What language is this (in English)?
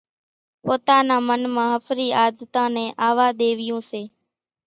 Kachi Koli